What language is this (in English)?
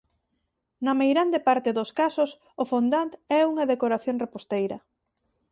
Galician